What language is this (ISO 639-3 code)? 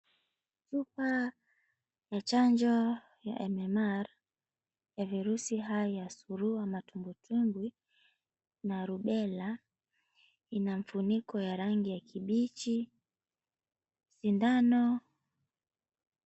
swa